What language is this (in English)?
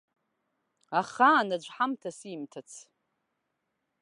Abkhazian